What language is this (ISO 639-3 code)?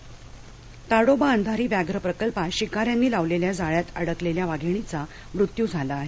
mar